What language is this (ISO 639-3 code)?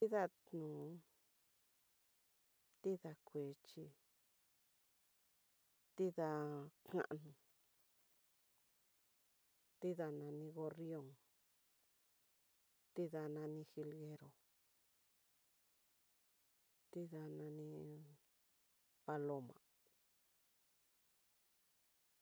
mtx